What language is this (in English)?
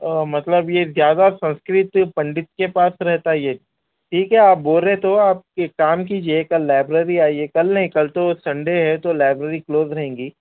Urdu